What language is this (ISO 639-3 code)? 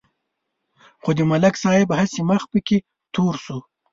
pus